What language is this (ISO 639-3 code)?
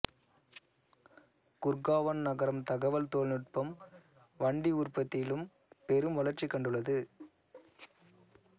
tam